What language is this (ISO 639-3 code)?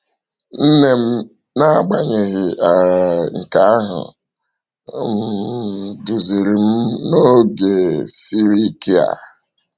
ibo